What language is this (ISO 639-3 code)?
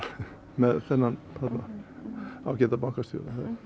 isl